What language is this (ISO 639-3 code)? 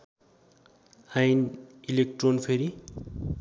nep